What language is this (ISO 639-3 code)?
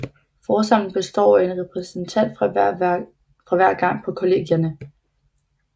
dan